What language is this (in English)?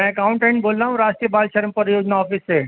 Urdu